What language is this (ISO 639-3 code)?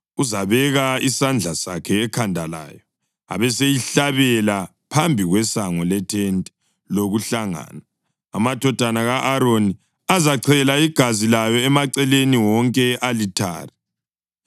nde